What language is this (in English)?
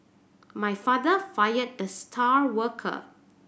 English